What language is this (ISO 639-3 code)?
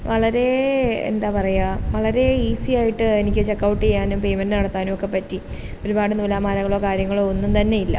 mal